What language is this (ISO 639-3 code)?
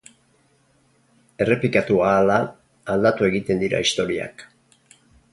eus